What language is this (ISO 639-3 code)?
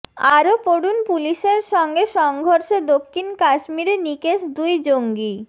ben